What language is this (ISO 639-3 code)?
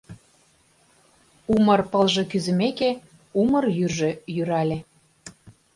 chm